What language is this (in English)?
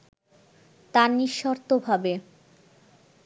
Bangla